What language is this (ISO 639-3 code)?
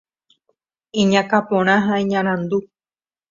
grn